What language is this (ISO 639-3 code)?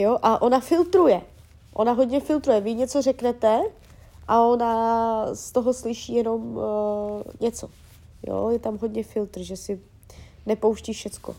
ces